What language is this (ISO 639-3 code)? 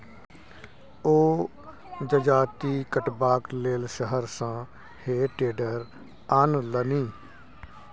mai